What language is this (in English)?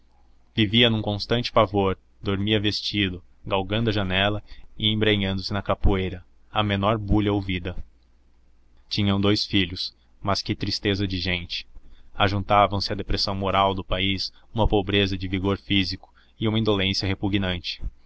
Portuguese